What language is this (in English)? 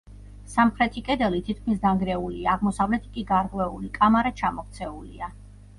Georgian